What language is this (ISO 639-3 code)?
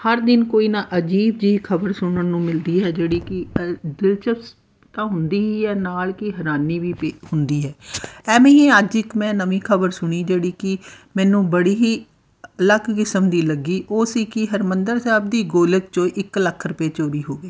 pan